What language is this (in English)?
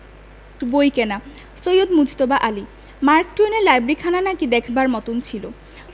Bangla